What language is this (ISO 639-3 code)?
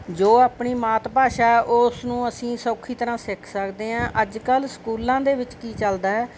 pan